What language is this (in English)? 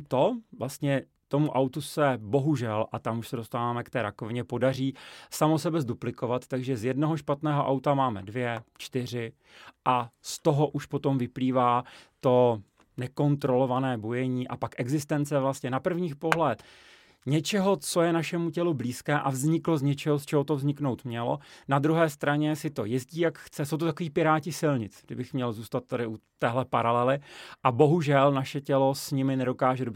Czech